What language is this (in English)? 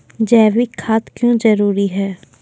Maithili